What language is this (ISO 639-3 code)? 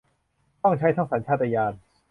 tha